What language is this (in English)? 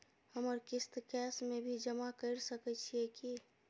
Maithili